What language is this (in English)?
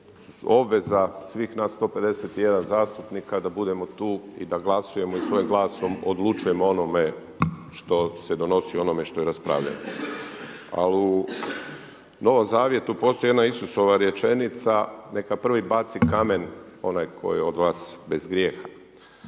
Croatian